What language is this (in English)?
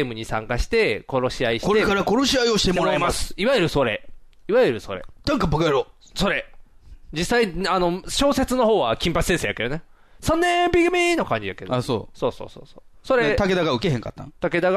Japanese